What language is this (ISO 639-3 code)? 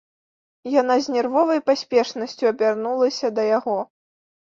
bel